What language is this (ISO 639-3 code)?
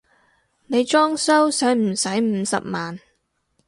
yue